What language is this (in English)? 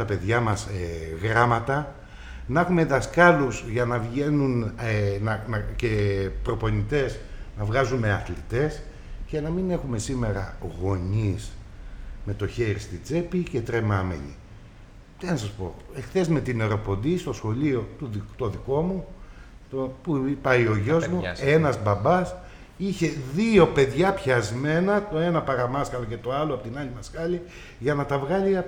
Greek